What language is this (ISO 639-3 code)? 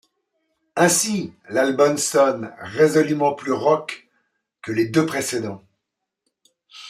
fra